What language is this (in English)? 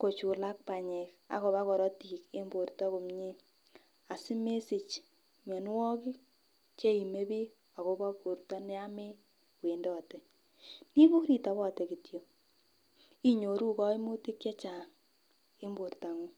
Kalenjin